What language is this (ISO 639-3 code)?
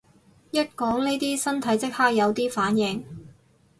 yue